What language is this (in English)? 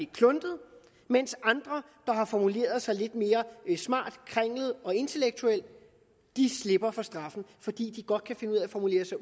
Danish